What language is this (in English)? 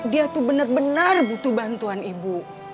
Indonesian